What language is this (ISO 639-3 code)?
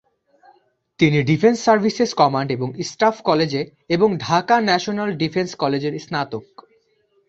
ben